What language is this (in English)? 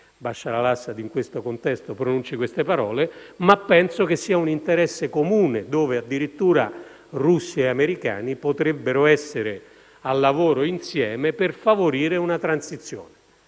Italian